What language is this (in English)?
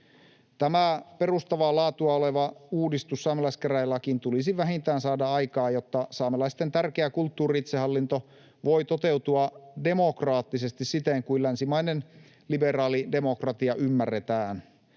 Finnish